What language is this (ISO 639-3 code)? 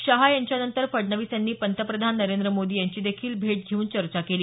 mar